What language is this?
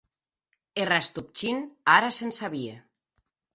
Occitan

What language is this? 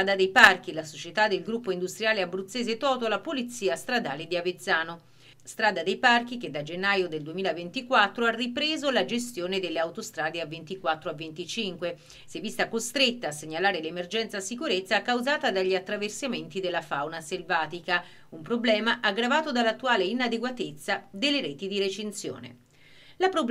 Italian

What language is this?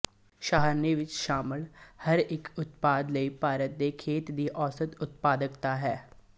Punjabi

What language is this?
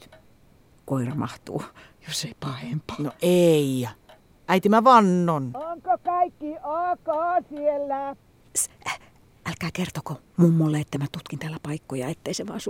Finnish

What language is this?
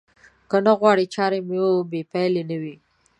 Pashto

